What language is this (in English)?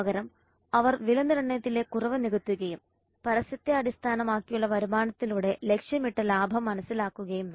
Malayalam